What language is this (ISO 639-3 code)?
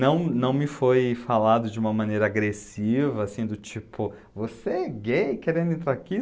por